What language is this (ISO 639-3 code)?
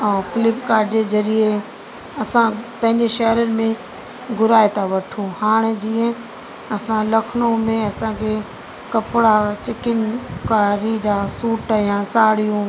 snd